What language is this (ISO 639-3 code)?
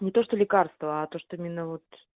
rus